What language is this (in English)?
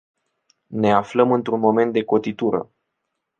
Romanian